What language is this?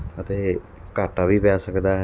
Punjabi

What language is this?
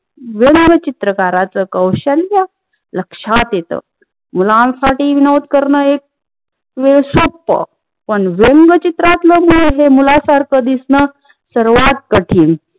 Marathi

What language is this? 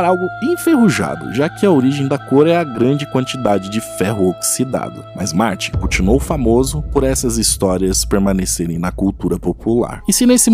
Portuguese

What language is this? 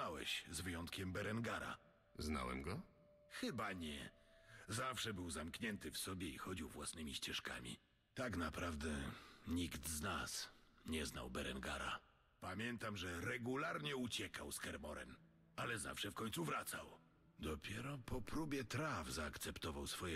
Polish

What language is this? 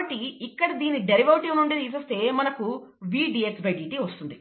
Telugu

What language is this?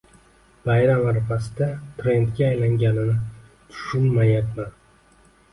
Uzbek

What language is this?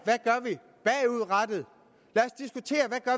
Danish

